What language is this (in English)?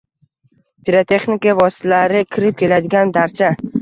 Uzbek